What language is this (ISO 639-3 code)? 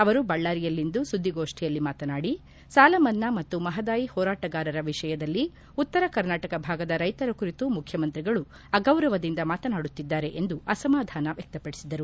kan